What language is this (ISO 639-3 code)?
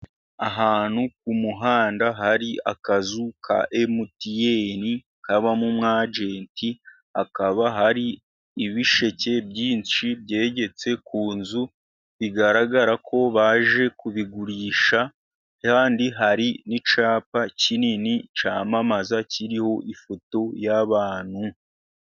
kin